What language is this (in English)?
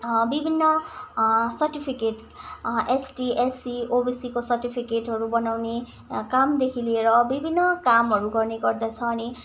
Nepali